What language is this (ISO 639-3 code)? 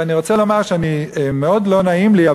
heb